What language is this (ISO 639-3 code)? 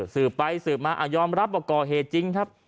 tha